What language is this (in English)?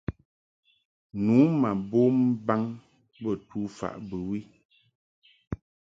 Mungaka